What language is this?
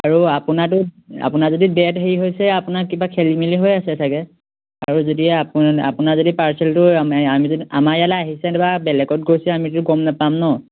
Assamese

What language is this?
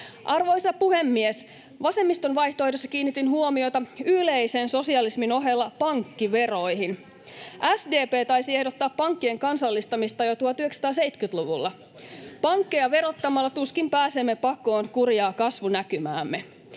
Finnish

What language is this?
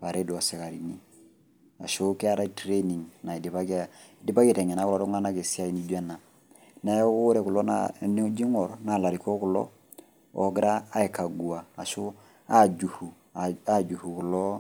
Masai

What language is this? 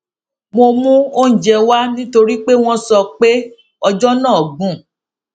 Yoruba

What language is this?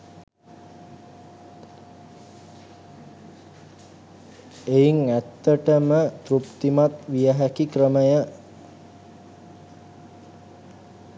Sinhala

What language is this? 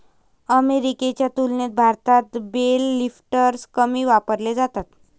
Marathi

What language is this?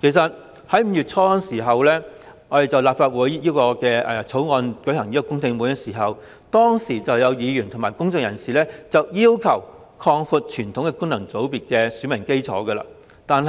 Cantonese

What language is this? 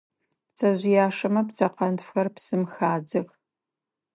Adyghe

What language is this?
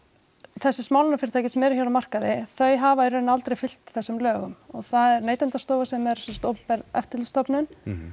Icelandic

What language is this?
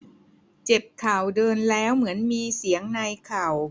Thai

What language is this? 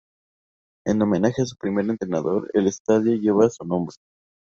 Spanish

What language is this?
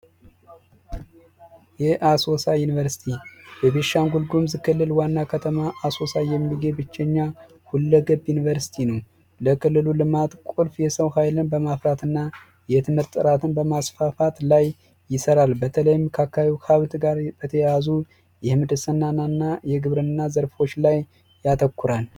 Amharic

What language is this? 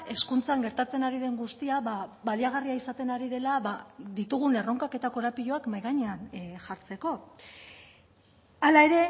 Basque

